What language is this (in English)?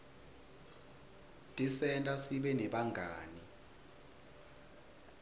Swati